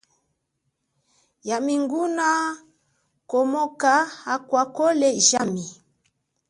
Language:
Chokwe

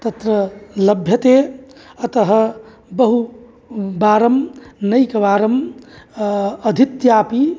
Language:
Sanskrit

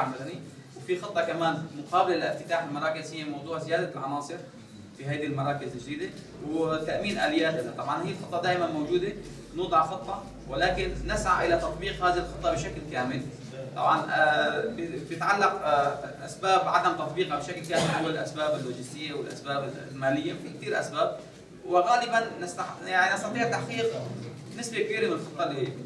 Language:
Arabic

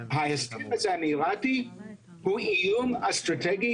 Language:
Hebrew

